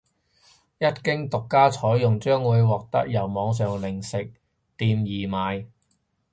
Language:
Cantonese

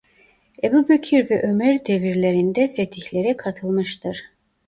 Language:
Turkish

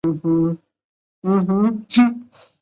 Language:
Chinese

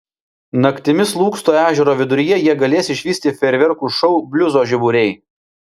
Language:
Lithuanian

